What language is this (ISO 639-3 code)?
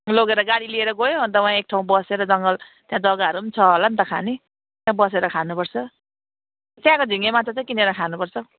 nep